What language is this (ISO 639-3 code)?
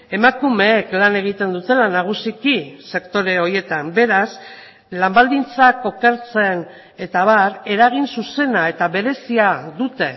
eus